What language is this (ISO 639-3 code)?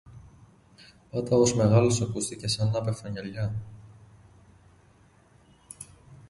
ell